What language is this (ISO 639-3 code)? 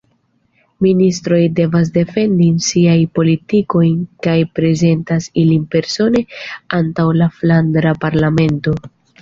epo